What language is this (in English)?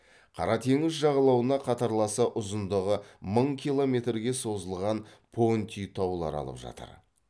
Kazakh